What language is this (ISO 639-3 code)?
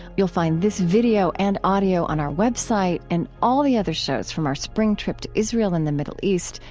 eng